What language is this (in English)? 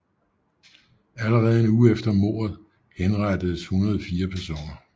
Danish